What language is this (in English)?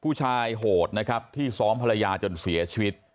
Thai